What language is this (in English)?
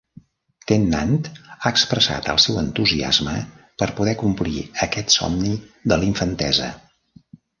Catalan